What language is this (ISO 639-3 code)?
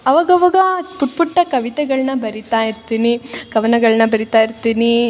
kan